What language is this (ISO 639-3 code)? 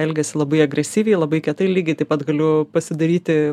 lit